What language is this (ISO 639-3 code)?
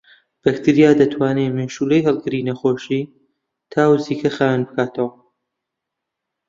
ckb